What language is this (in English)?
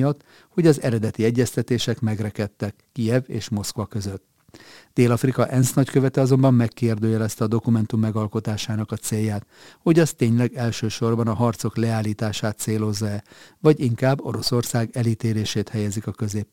Hungarian